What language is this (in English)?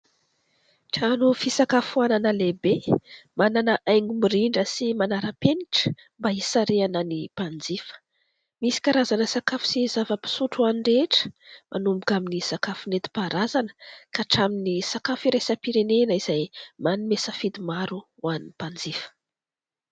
Malagasy